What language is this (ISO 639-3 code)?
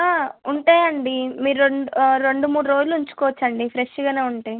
tel